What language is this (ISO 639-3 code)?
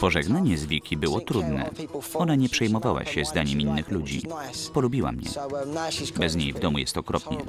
pol